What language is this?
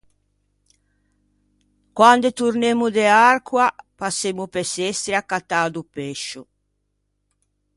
Ligurian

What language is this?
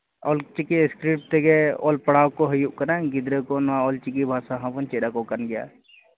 Santali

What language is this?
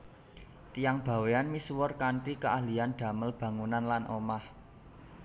Javanese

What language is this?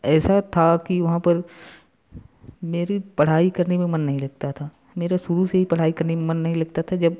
Hindi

